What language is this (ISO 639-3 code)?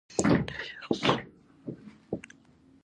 pus